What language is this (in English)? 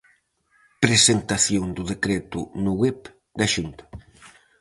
Galician